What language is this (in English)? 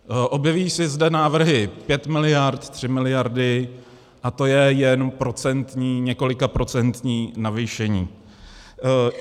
Czech